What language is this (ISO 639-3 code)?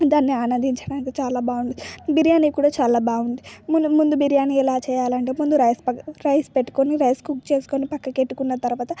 tel